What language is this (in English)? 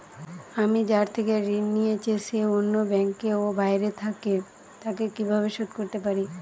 Bangla